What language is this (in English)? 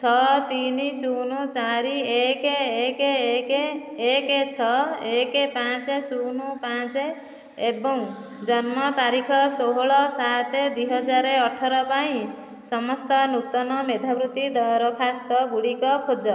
Odia